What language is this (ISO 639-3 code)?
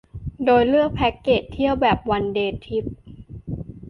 tha